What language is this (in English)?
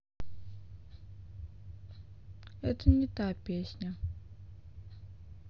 Russian